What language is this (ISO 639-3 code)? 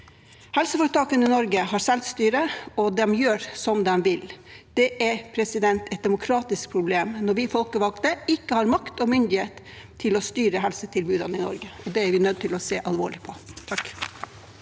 nor